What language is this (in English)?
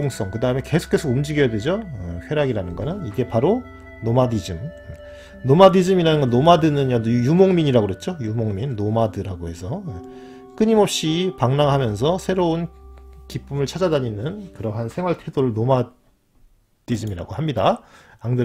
Korean